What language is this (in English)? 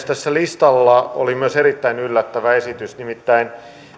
Finnish